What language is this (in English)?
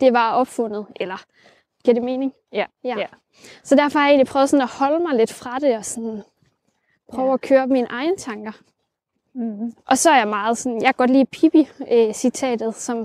Danish